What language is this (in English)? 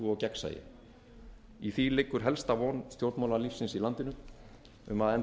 Icelandic